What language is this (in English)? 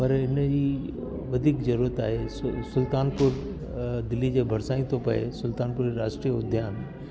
Sindhi